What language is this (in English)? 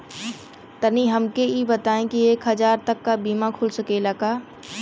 Bhojpuri